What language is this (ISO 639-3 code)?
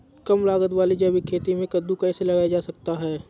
hin